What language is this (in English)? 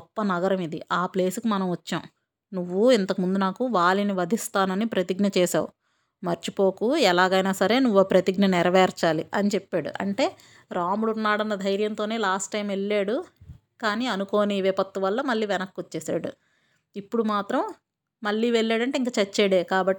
Telugu